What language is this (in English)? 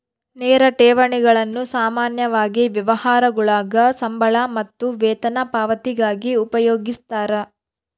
Kannada